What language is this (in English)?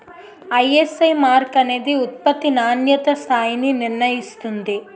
Telugu